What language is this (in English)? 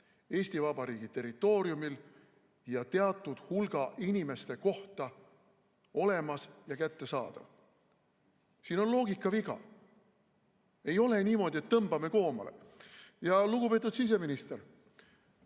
Estonian